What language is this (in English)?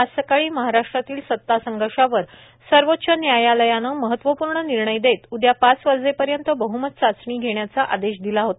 Marathi